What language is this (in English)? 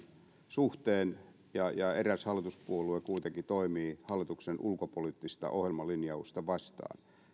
Finnish